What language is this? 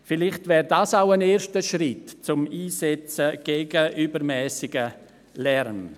Swiss German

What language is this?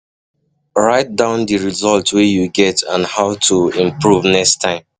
Nigerian Pidgin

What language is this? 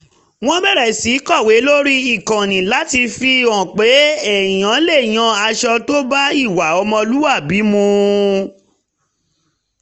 Yoruba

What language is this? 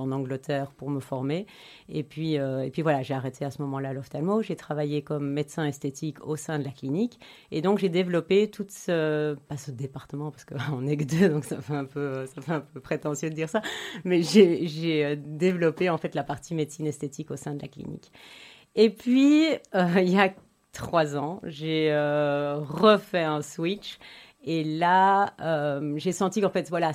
French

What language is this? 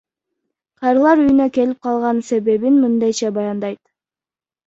Kyrgyz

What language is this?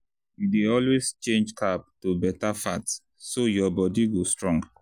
Nigerian Pidgin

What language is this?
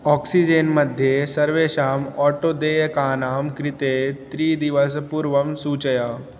Sanskrit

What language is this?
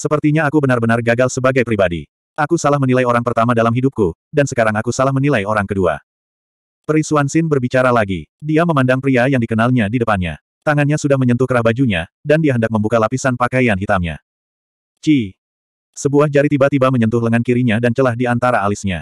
Indonesian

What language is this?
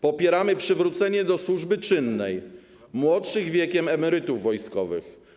Polish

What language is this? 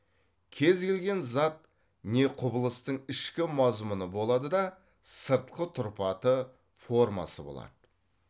Kazakh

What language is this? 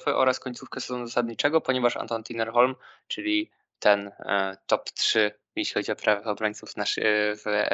Polish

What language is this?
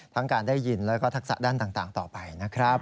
Thai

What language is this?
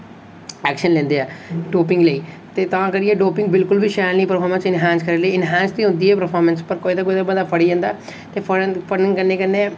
Dogri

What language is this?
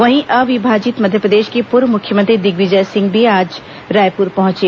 Hindi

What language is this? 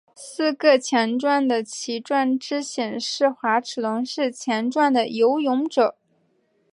Chinese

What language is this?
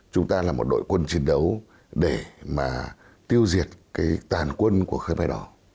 Vietnamese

